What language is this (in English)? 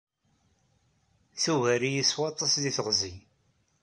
Kabyle